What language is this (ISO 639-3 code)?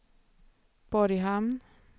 swe